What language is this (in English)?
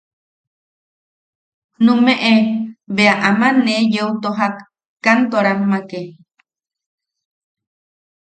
Yaqui